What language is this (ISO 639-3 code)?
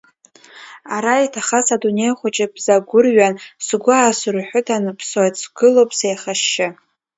abk